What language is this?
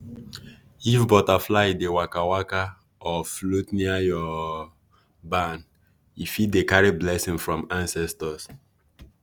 Nigerian Pidgin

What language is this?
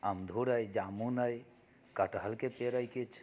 Maithili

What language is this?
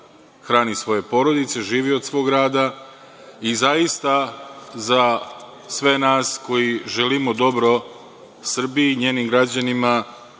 Serbian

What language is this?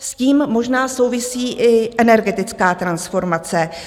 Czech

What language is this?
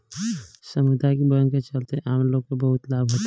Bhojpuri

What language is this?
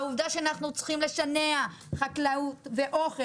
Hebrew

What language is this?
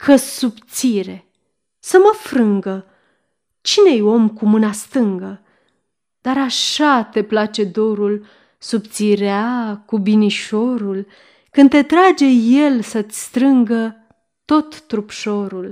Romanian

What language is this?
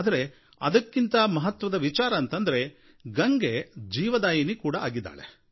Kannada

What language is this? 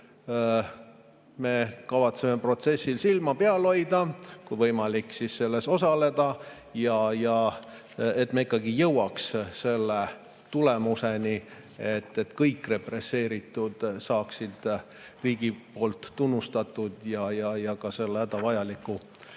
Estonian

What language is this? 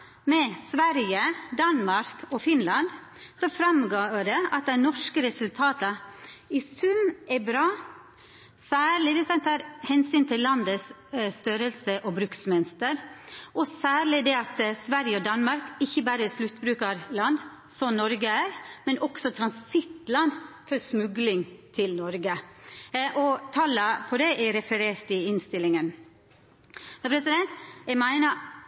Norwegian Nynorsk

